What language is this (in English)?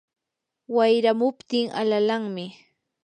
Yanahuanca Pasco Quechua